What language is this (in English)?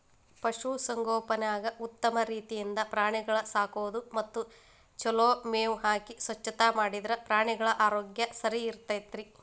Kannada